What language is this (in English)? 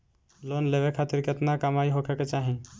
Bhojpuri